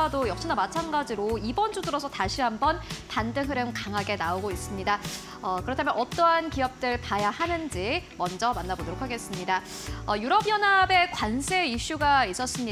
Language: Korean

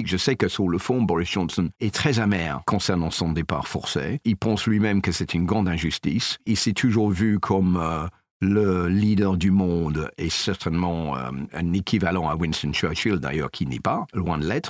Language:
French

